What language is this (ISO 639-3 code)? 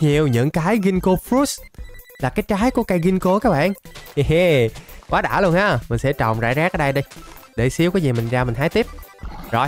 vie